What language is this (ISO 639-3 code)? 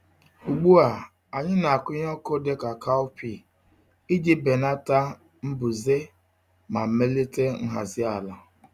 ibo